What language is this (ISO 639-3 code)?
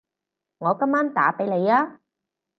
yue